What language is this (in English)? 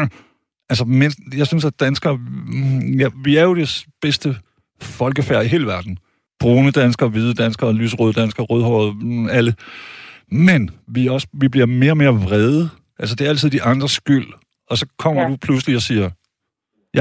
Danish